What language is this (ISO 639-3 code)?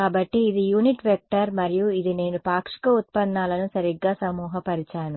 tel